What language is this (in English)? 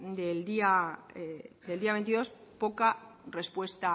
Spanish